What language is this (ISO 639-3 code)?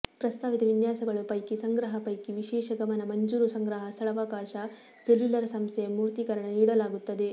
kan